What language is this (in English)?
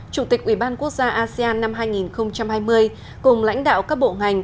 Vietnamese